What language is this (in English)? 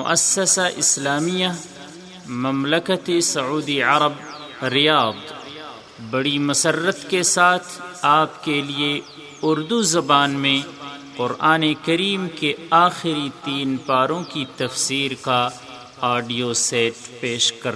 Urdu